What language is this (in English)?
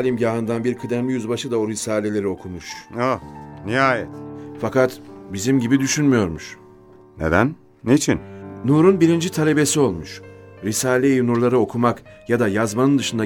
Turkish